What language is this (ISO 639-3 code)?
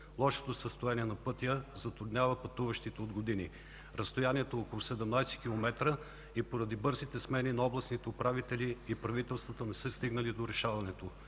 bul